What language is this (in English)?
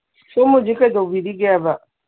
Manipuri